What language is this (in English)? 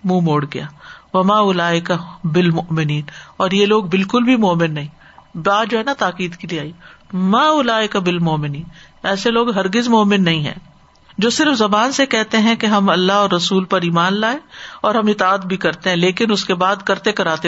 Urdu